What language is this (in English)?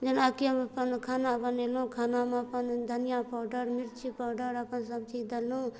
Maithili